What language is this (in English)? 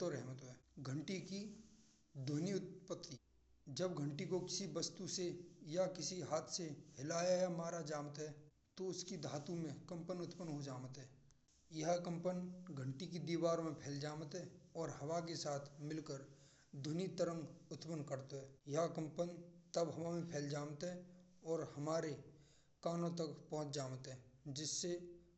Braj